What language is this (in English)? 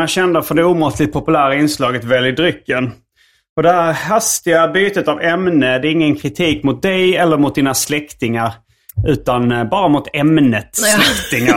Swedish